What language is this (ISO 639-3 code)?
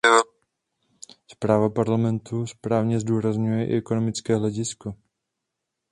ces